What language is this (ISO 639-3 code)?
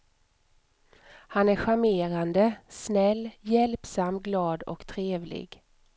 swe